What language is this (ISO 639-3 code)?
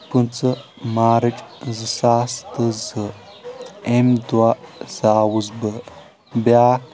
kas